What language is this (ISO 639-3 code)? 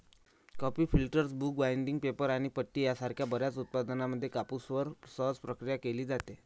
mar